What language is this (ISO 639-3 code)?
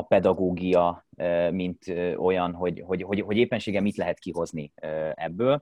hun